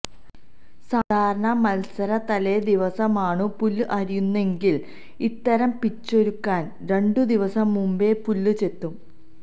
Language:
Malayalam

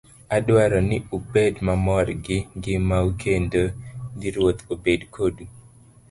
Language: Luo (Kenya and Tanzania)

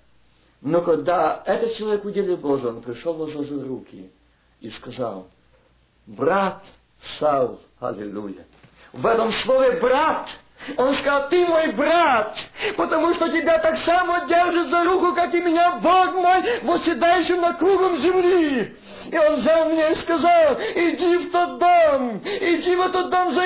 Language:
Russian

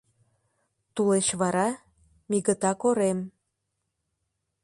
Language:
Mari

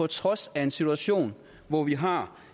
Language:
Danish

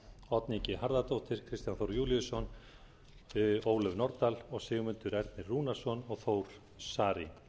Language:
Icelandic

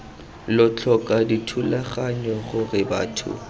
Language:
Tswana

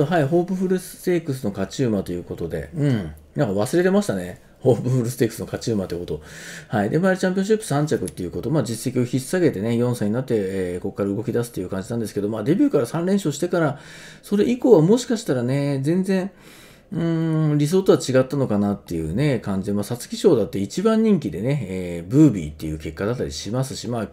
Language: Japanese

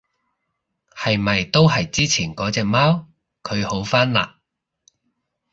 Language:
Cantonese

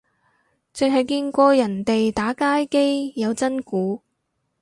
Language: Cantonese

